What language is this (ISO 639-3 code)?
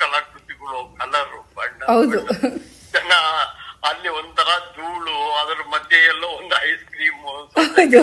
kan